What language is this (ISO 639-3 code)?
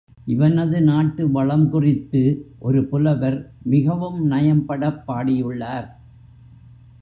tam